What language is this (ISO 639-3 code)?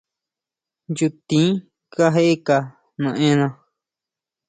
mau